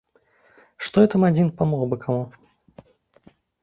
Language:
Belarusian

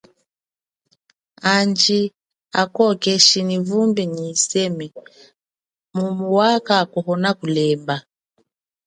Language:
Chokwe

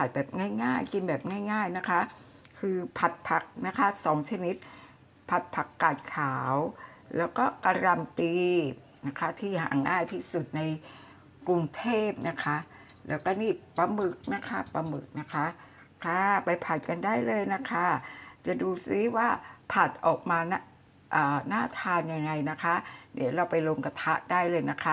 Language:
Thai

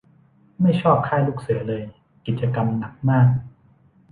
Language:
Thai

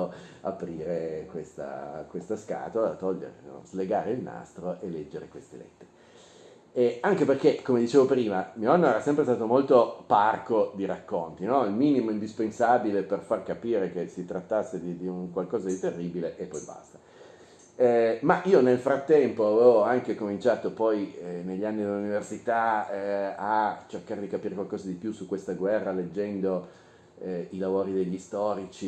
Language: Italian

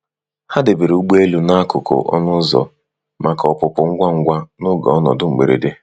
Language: Igbo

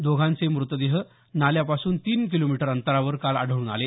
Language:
Marathi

